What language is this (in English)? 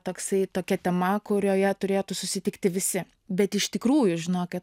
Lithuanian